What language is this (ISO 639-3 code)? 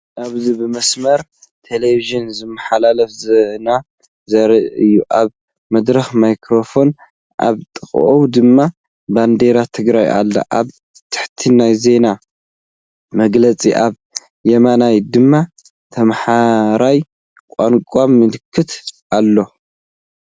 tir